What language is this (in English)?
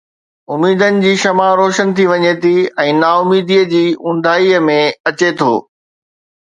Sindhi